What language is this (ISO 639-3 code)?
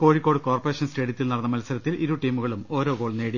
mal